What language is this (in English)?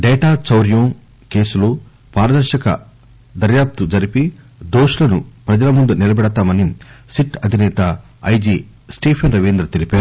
Telugu